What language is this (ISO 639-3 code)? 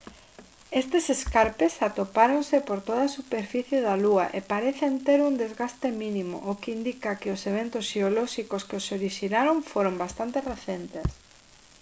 glg